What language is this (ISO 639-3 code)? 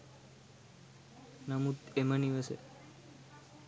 sin